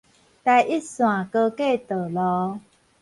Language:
Min Nan Chinese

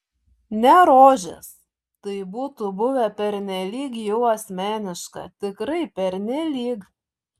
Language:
Lithuanian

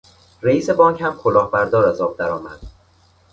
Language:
Persian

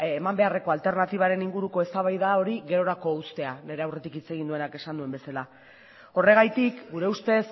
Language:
Basque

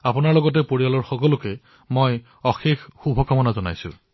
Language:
Assamese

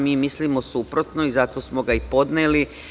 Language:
Serbian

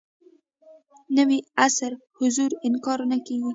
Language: Pashto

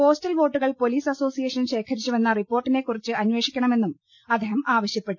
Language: Malayalam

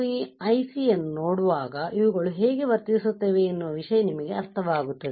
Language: Kannada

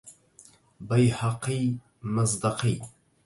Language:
Arabic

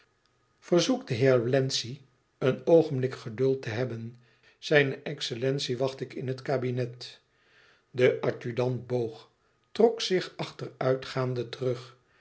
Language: Dutch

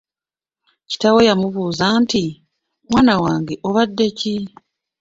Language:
Ganda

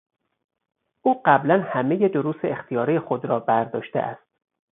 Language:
Persian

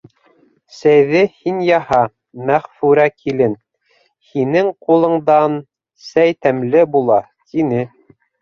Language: Bashkir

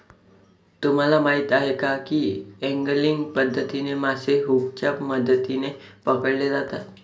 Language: Marathi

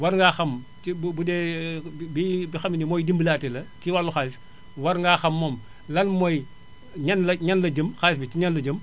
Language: Wolof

